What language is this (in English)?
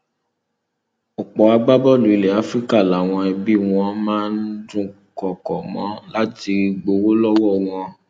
Yoruba